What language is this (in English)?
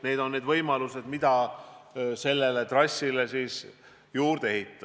Estonian